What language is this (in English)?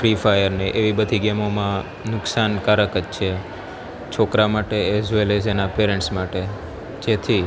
Gujarati